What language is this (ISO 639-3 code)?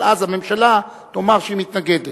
heb